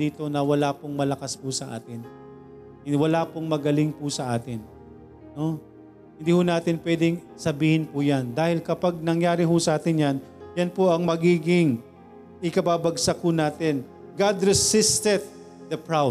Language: Filipino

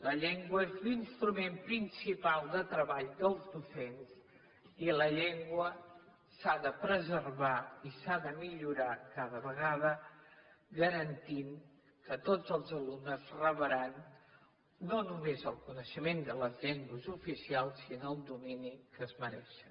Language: Catalan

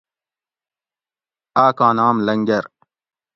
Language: Gawri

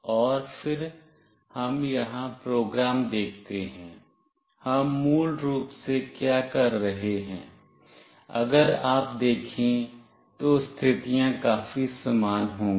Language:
Hindi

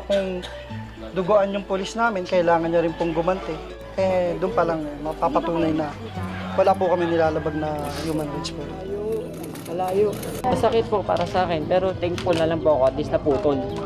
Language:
Filipino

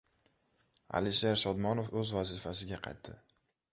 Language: Uzbek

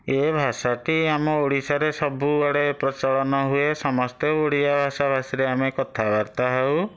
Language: Odia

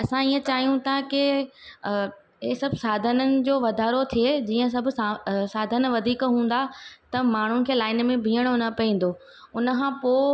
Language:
Sindhi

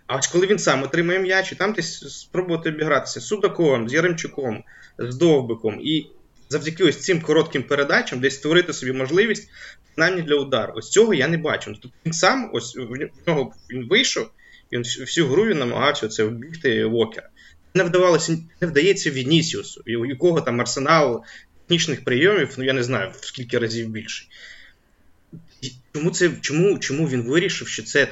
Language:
Ukrainian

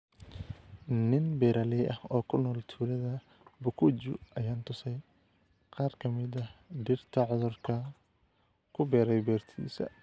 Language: Somali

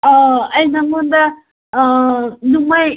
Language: Manipuri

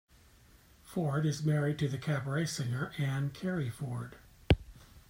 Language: English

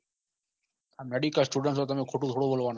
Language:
Gujarati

